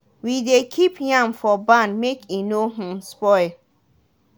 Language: Nigerian Pidgin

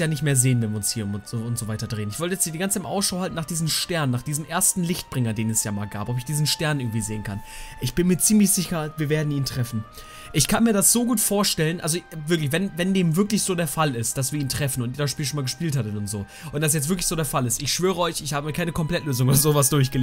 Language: German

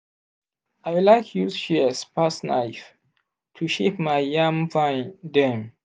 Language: Nigerian Pidgin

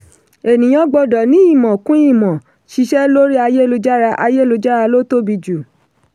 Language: Yoruba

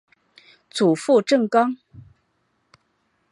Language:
Chinese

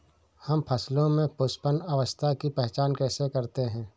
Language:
Hindi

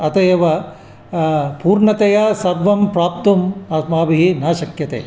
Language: Sanskrit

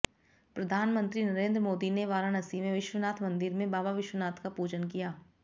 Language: Hindi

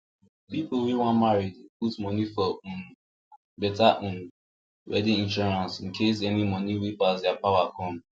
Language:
Nigerian Pidgin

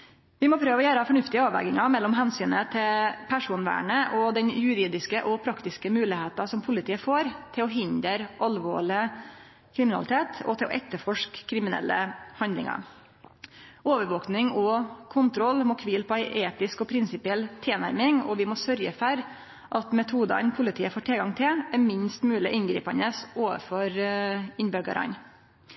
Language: Norwegian Nynorsk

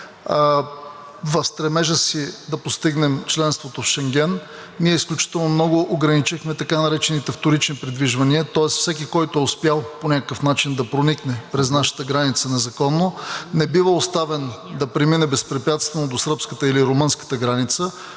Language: Bulgarian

